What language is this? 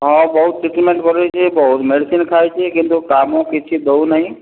Odia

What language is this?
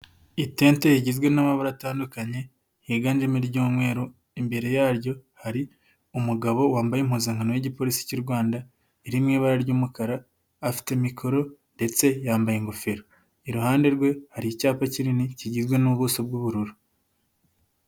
Kinyarwanda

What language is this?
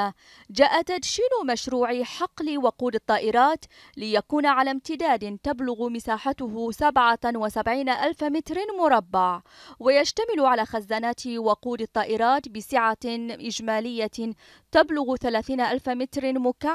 Arabic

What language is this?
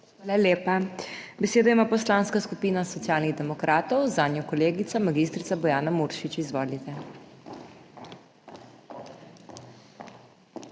Slovenian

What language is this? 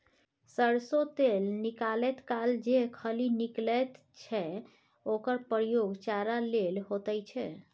Maithili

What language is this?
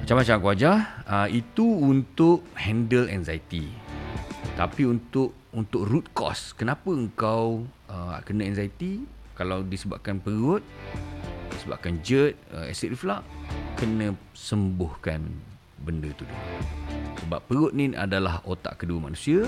Malay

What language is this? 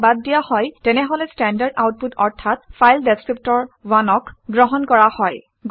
Assamese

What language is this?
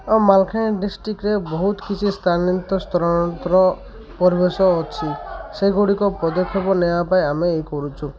Odia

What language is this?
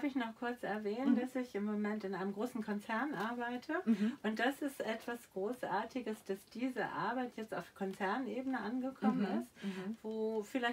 German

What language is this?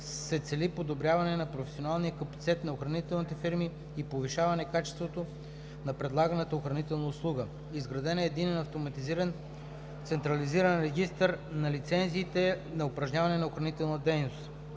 Bulgarian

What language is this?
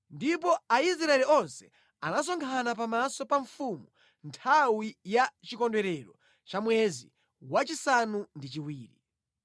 Nyanja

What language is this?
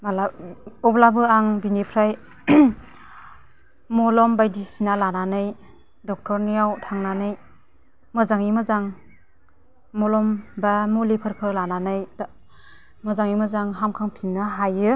Bodo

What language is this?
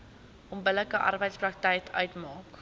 Afrikaans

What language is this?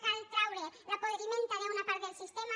Catalan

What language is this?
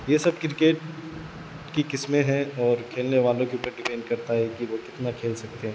Urdu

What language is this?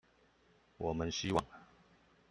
Chinese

